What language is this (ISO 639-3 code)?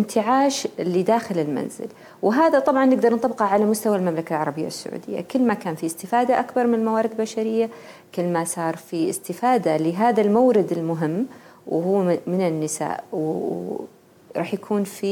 ara